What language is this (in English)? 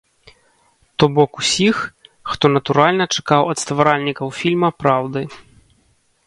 Belarusian